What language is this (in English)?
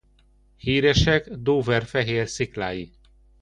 Hungarian